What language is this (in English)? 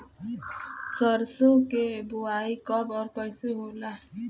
Bhojpuri